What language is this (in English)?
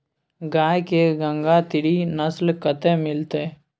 Maithili